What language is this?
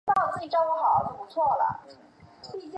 Chinese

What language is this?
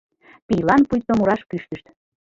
Mari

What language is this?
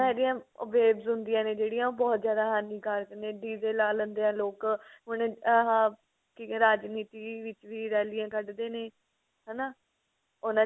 Punjabi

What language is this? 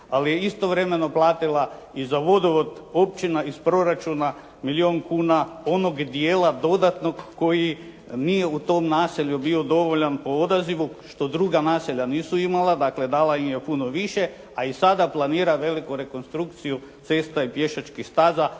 Croatian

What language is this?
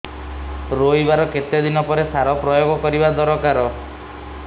Odia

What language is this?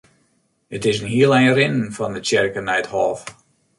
Western Frisian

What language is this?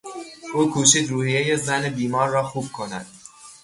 Persian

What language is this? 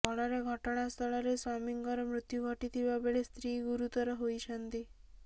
Odia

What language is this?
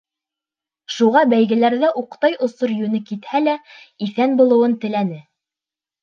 Bashkir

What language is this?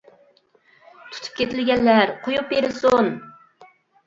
Uyghur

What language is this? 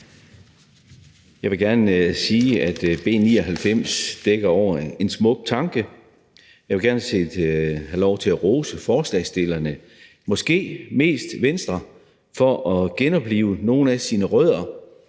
Danish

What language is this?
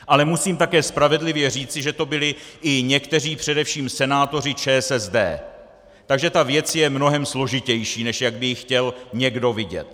Czech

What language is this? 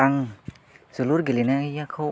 Bodo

